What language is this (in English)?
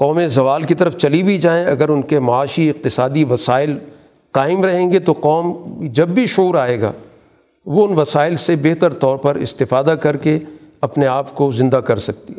Urdu